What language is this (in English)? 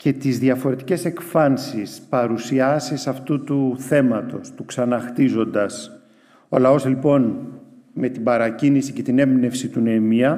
Greek